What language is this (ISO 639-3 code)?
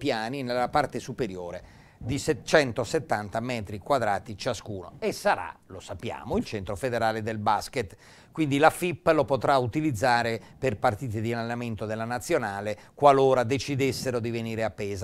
ita